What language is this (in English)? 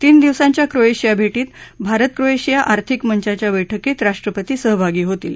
Marathi